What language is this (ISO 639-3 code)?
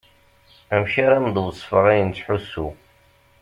kab